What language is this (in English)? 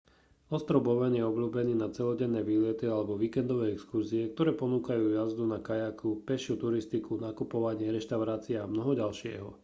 Slovak